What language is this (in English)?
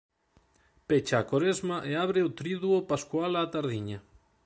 Galician